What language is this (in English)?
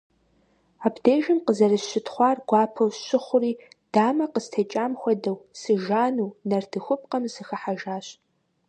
Kabardian